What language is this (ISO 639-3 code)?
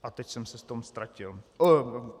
ces